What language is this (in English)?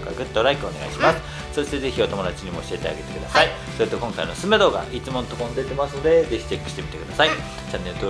Japanese